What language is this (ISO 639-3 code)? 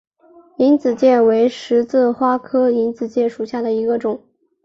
zho